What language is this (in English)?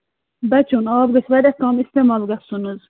Kashmiri